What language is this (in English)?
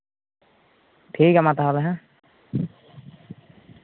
Santali